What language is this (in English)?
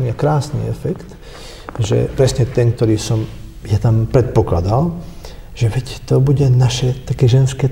Slovak